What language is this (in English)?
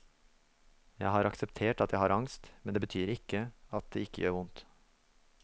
Norwegian